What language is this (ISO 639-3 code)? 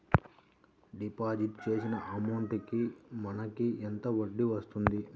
tel